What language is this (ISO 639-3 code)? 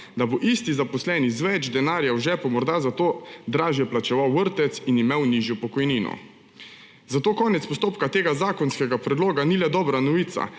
slv